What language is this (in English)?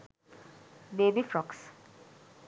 Sinhala